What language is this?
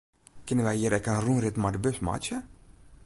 Western Frisian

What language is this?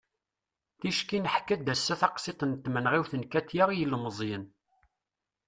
Kabyle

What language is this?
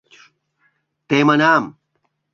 Mari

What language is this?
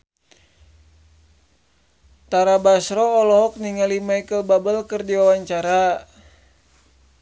Sundanese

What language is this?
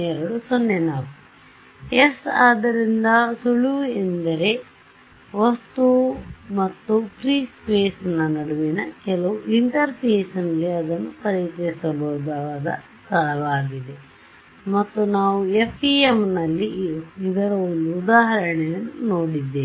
Kannada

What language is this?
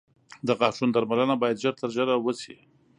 Pashto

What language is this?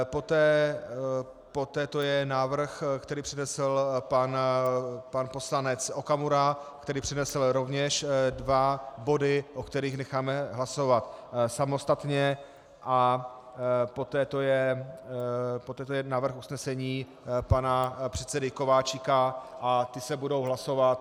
Czech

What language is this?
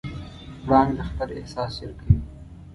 Pashto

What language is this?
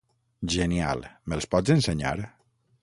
Catalan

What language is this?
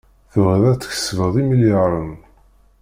Kabyle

